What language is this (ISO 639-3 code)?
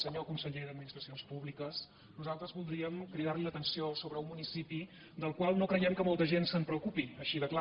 cat